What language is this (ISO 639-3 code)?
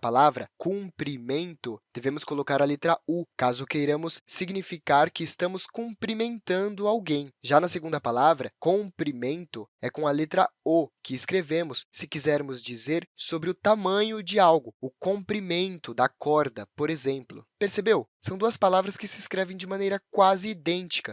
por